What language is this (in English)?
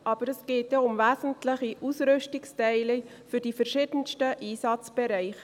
Swiss German